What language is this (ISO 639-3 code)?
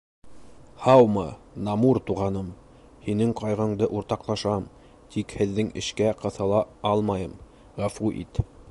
bak